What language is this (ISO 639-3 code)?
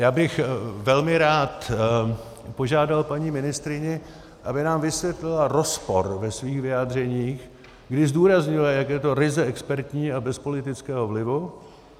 ces